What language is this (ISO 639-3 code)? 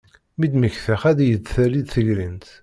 kab